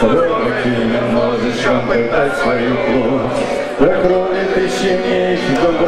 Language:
Arabic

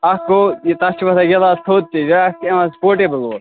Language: Kashmiri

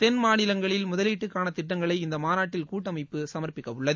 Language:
Tamil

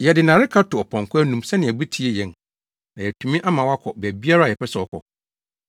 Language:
Akan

